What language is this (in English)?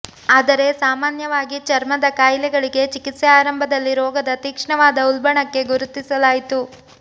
Kannada